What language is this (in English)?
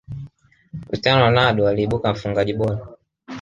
Swahili